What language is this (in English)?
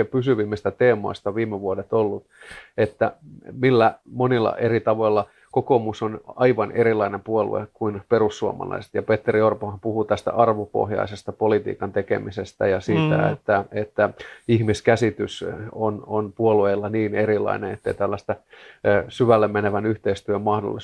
Finnish